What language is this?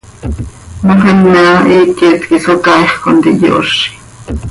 Seri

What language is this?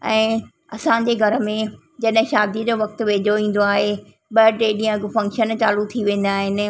Sindhi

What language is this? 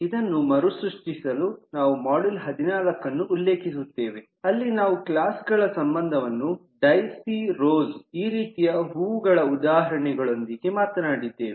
Kannada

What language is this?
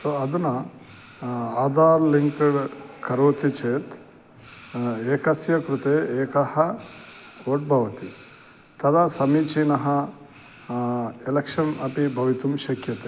Sanskrit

